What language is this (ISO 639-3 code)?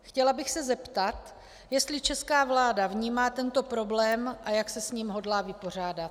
ces